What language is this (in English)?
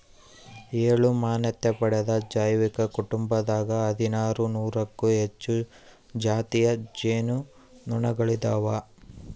Kannada